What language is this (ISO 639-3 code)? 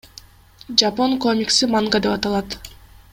kir